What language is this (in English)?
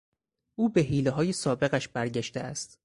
Persian